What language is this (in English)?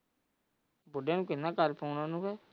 Punjabi